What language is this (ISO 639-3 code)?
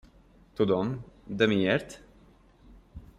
hun